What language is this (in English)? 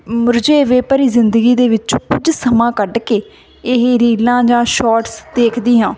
Punjabi